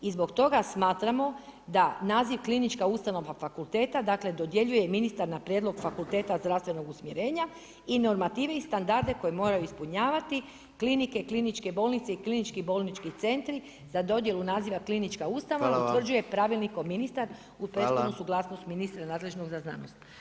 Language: Croatian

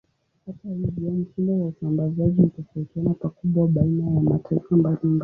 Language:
Swahili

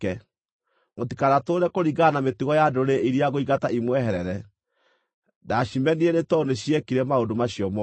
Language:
Kikuyu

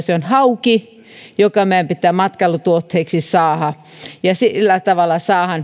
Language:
Finnish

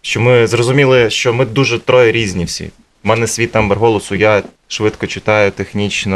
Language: Ukrainian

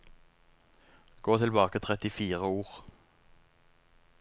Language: Norwegian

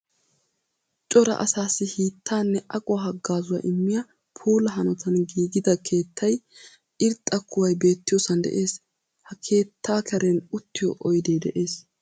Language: Wolaytta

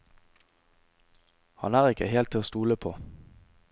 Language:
Norwegian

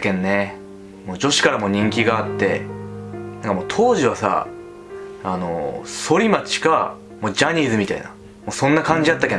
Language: Japanese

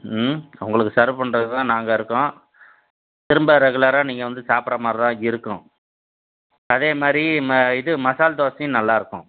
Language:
Tamil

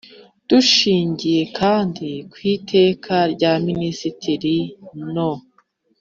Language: Kinyarwanda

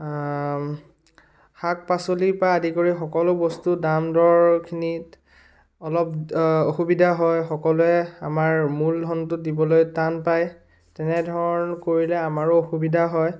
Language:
Assamese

